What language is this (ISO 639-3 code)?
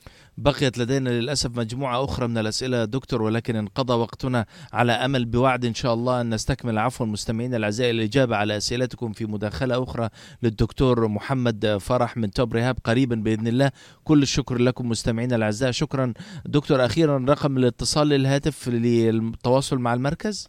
ara